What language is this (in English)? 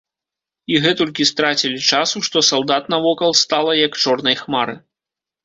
Belarusian